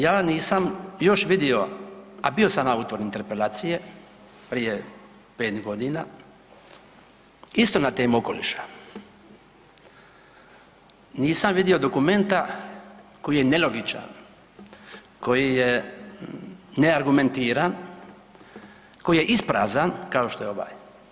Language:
Croatian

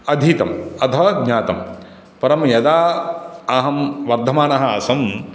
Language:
Sanskrit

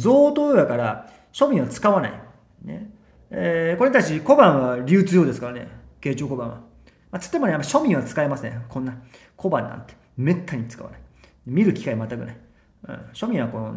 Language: Japanese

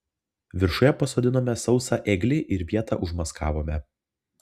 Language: Lithuanian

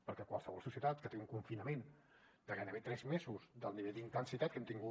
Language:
Catalan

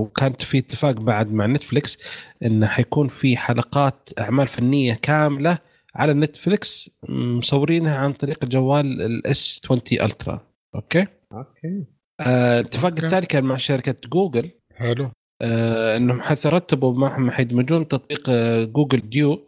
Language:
Arabic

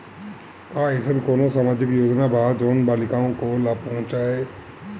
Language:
Bhojpuri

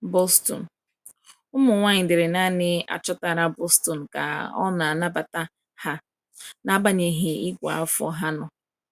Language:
Igbo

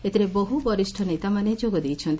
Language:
Odia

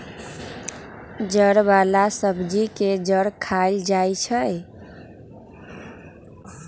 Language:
Magahi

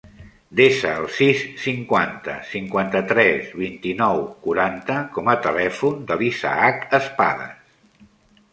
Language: Catalan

